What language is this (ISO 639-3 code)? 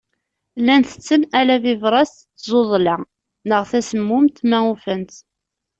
kab